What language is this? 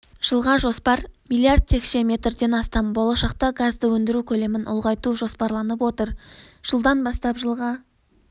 Kazakh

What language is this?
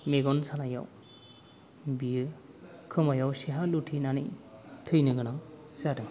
Bodo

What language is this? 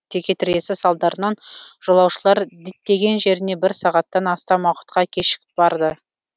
Kazakh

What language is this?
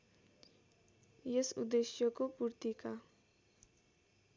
Nepali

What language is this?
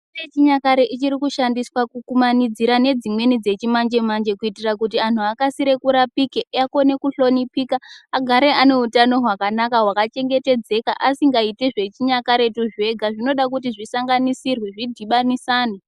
Ndau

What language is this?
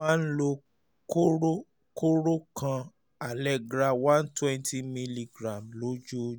Yoruba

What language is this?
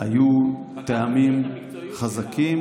Hebrew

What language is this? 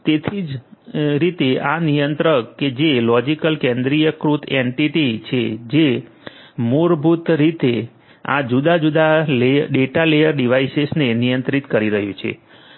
Gujarati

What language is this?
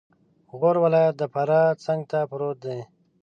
Pashto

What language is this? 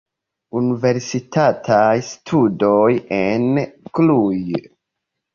Esperanto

